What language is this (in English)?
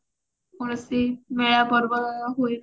Odia